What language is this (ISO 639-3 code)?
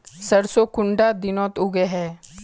mag